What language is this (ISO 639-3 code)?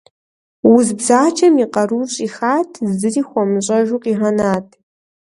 kbd